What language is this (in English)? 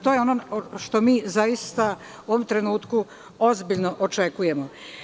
Serbian